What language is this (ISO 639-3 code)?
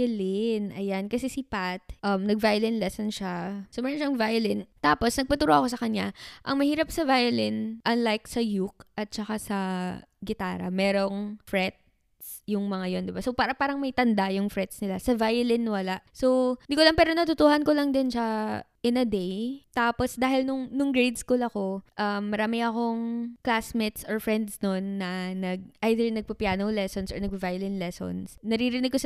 fil